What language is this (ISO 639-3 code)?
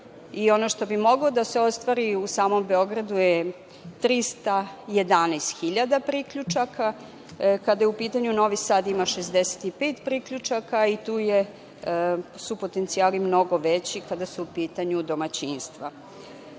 srp